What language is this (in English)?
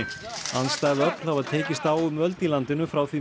Icelandic